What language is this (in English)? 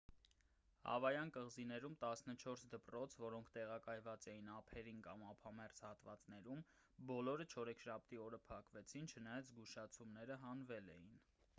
Armenian